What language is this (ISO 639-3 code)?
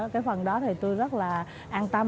vie